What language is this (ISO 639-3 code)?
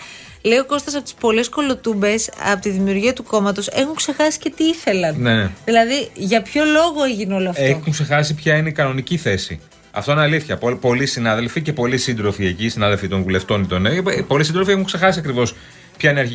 ell